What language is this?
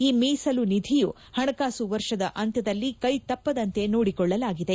Kannada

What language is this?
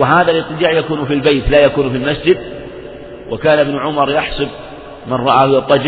Arabic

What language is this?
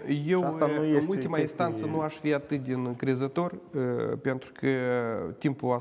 Romanian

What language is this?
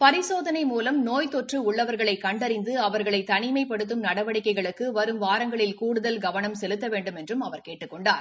Tamil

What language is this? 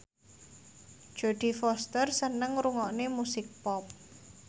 Javanese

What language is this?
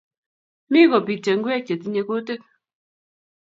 Kalenjin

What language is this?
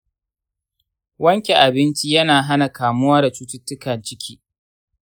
Hausa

